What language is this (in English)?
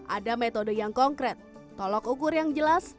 Indonesian